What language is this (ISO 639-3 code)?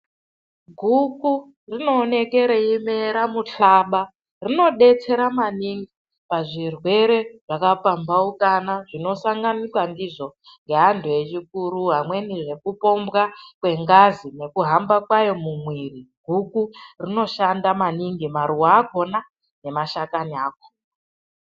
ndc